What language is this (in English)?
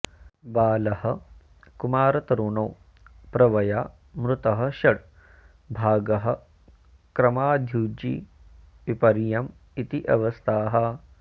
Sanskrit